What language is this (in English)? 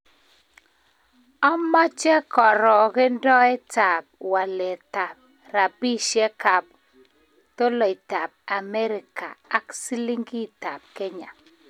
Kalenjin